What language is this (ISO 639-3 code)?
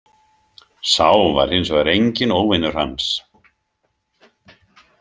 isl